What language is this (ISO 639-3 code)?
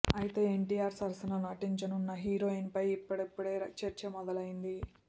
tel